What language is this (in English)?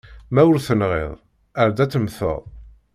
Kabyle